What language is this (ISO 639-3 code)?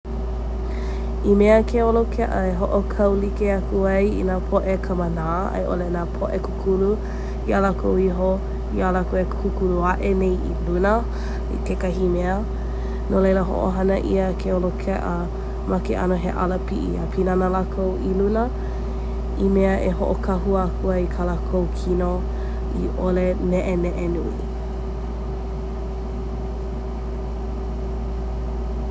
haw